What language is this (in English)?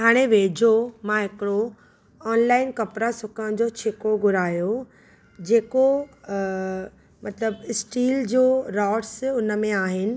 Sindhi